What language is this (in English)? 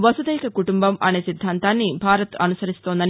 Telugu